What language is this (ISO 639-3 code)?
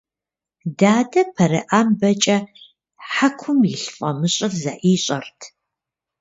kbd